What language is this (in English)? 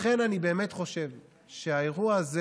Hebrew